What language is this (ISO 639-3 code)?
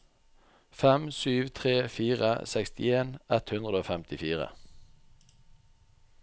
nor